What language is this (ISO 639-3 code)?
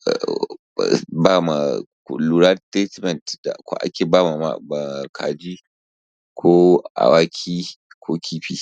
hau